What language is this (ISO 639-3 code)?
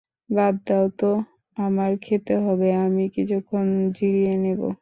ben